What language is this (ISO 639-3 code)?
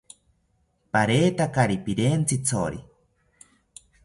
cpy